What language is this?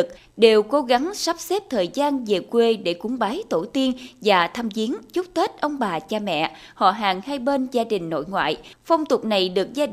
Vietnamese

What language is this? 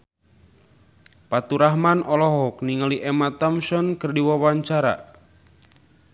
Sundanese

